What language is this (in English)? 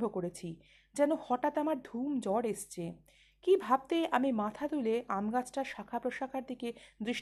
Bangla